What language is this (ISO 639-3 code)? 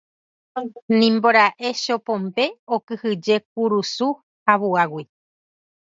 grn